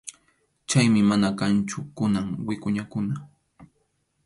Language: Arequipa-La Unión Quechua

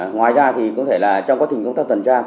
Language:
Vietnamese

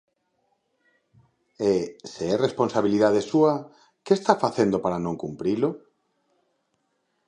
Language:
Galician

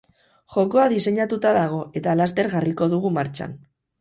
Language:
Basque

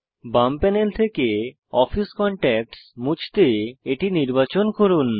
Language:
Bangla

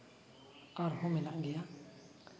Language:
Santali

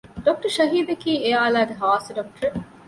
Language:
Divehi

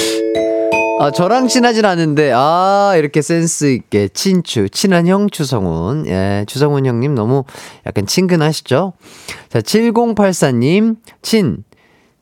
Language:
Korean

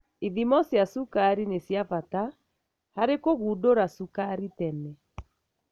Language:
Kikuyu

